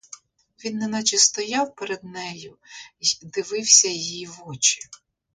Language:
Ukrainian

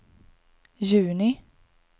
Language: Swedish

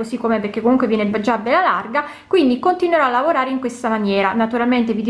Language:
Italian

